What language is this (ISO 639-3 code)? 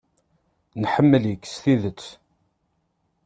kab